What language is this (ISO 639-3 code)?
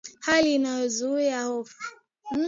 swa